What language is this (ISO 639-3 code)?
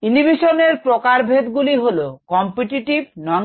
ben